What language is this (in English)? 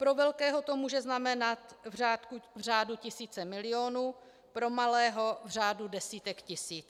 Czech